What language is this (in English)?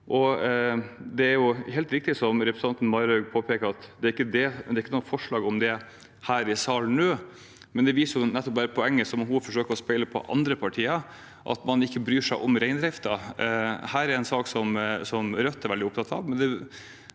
Norwegian